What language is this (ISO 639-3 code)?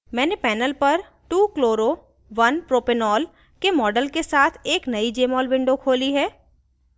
hin